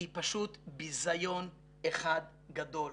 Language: Hebrew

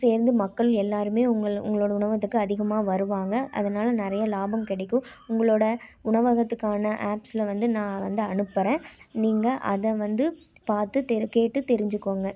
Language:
Tamil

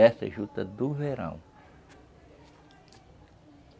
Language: Portuguese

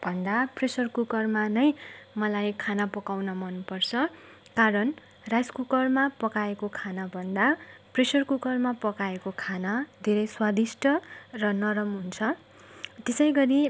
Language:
Nepali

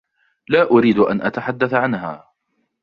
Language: Arabic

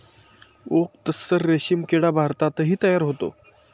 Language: Marathi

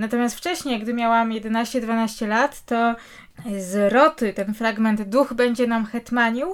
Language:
Polish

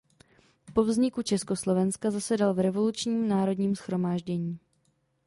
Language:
Czech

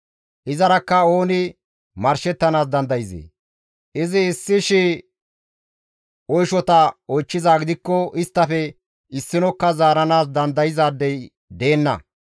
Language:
Gamo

